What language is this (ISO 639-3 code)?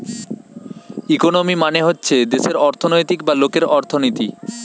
ben